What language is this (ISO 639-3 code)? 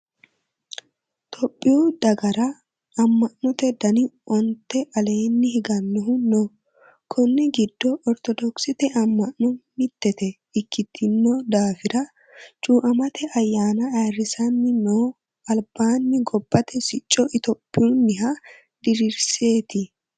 sid